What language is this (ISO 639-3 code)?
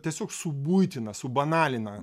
lit